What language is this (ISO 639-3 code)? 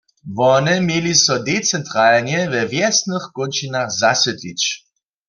hsb